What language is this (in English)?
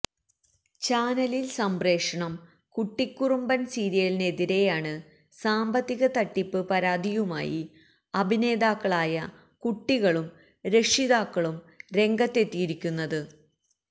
Malayalam